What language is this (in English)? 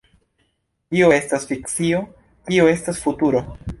Esperanto